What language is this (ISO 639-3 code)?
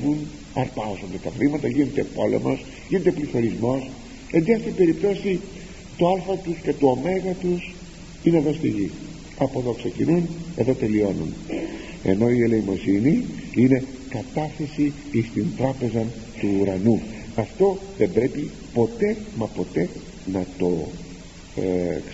ell